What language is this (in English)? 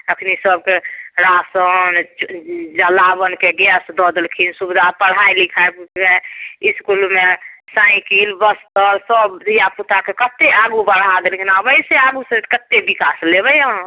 Maithili